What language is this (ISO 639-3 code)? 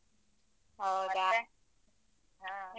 kan